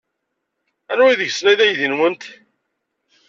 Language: Kabyle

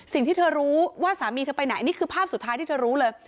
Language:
Thai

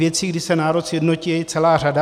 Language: Czech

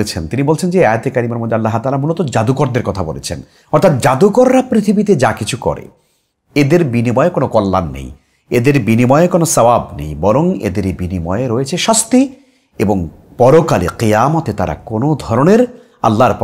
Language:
Arabic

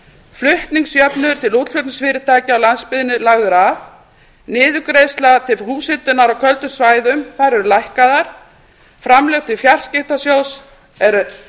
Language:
Icelandic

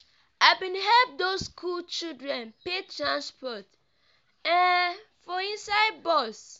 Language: Nigerian Pidgin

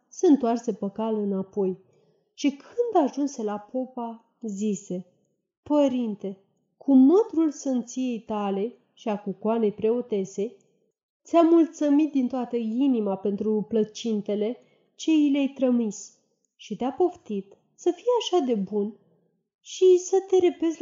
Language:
Romanian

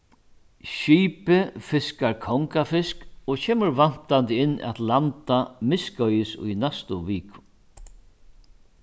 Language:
Faroese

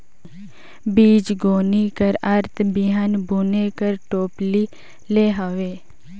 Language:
Chhattisgarhi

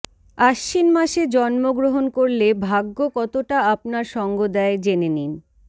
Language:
Bangla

